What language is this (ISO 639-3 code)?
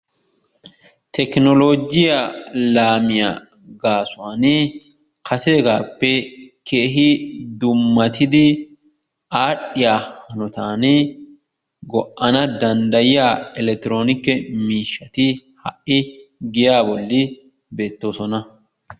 wal